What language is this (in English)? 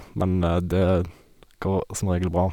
Norwegian